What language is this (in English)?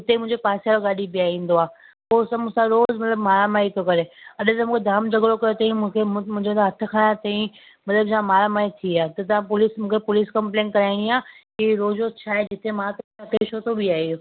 Sindhi